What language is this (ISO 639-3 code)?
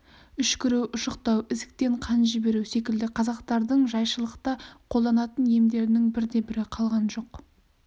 kaz